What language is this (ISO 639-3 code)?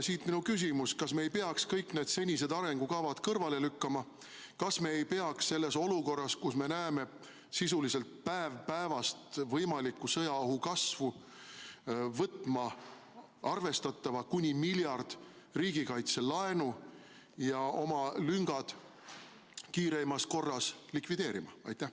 est